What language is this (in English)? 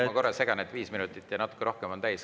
Estonian